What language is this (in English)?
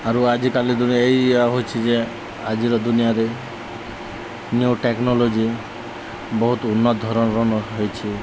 Odia